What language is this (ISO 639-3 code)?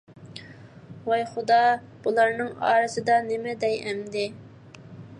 uig